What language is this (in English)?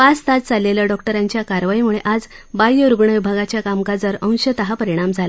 Marathi